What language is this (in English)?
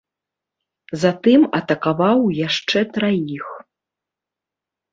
Belarusian